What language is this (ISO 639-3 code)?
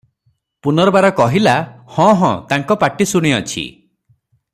ori